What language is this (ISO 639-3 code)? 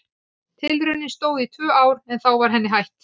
isl